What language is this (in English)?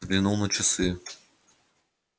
Russian